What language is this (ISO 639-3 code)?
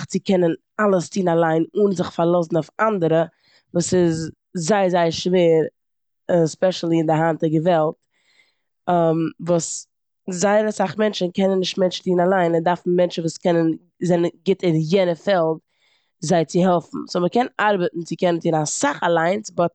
yid